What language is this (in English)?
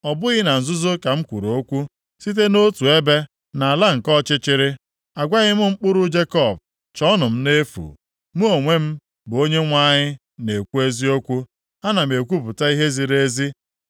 Igbo